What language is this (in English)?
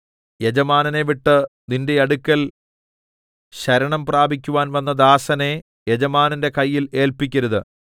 Malayalam